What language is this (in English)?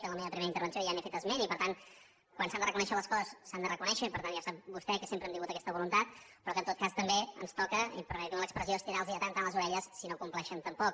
Catalan